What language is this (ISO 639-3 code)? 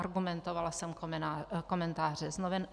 ces